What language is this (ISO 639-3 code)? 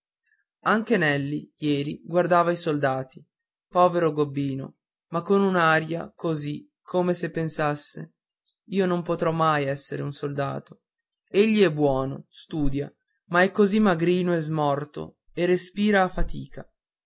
ita